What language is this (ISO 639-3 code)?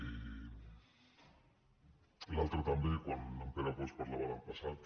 cat